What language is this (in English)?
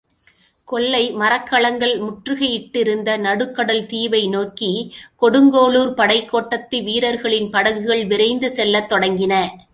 Tamil